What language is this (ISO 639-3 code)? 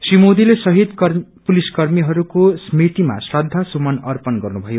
nep